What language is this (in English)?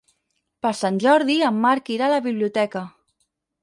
Catalan